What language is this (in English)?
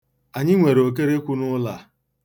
Igbo